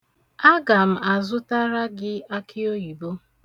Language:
Igbo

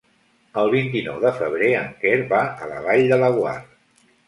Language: Catalan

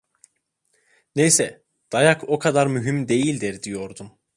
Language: Turkish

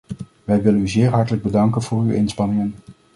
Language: Dutch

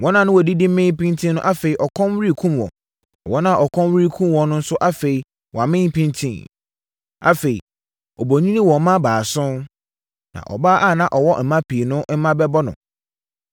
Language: Akan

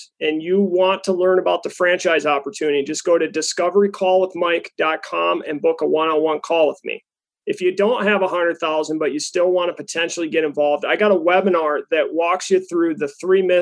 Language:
English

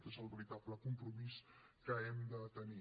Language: Catalan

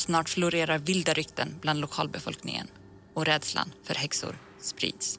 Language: Swedish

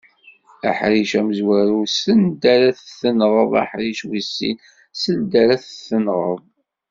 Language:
Kabyle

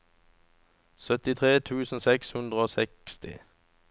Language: Norwegian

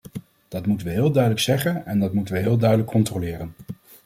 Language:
Dutch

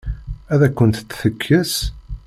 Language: Kabyle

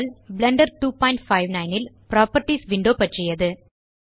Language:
Tamil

